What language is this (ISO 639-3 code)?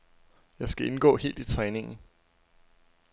dan